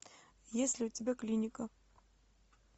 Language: Russian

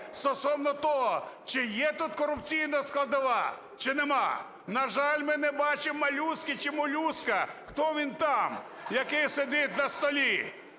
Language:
Ukrainian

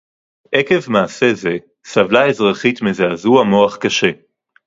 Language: Hebrew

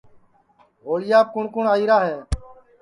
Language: Sansi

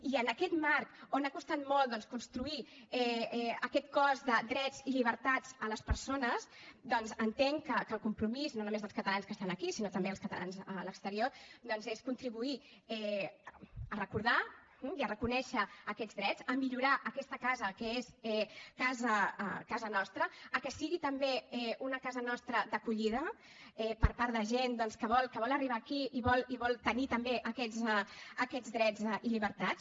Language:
Catalan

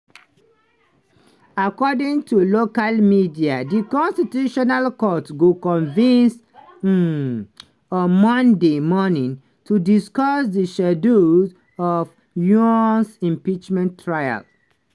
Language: Nigerian Pidgin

